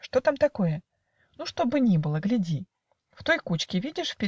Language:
Russian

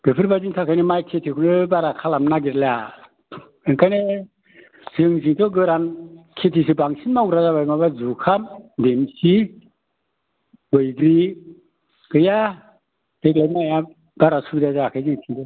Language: Bodo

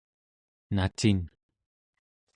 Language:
Central Yupik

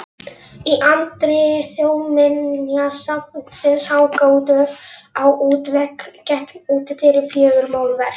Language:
Icelandic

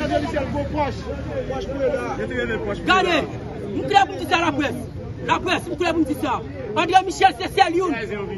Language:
French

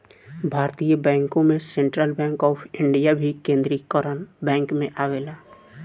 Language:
Bhojpuri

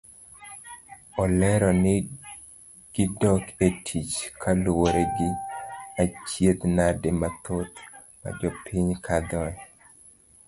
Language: Luo (Kenya and Tanzania)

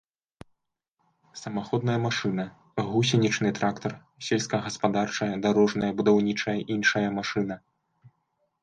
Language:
Belarusian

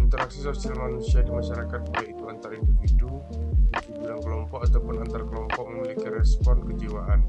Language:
Indonesian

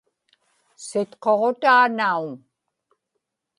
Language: Inupiaq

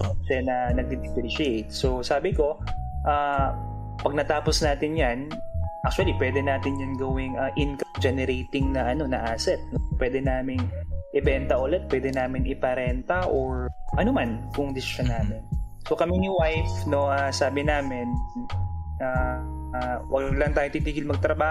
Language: Filipino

